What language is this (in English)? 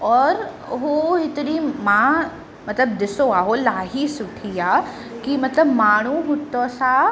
Sindhi